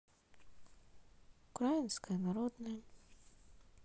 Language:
Russian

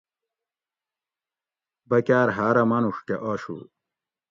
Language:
Gawri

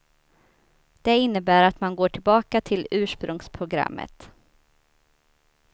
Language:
Swedish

